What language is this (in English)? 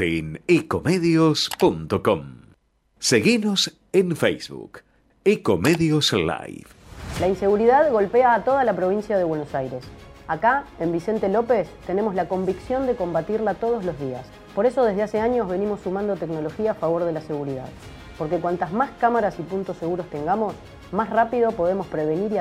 Spanish